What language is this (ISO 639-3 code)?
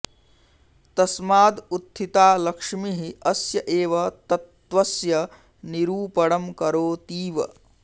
san